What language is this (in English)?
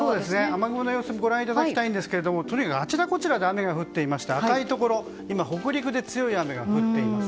Japanese